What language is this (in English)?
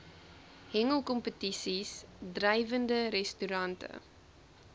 Afrikaans